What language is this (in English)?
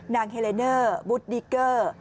Thai